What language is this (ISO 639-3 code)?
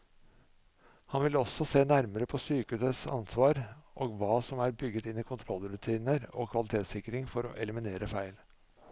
nor